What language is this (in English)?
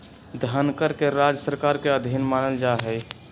Magahi